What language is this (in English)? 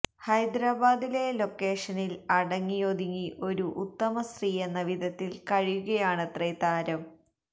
Malayalam